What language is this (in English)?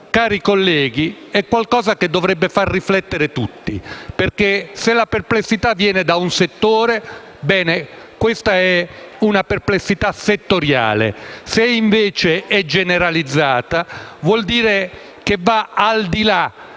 Italian